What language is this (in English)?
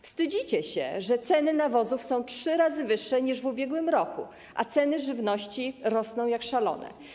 Polish